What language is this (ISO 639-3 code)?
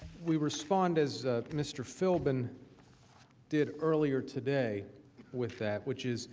eng